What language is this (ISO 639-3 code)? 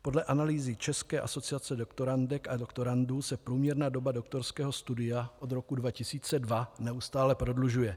ces